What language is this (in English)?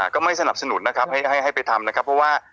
Thai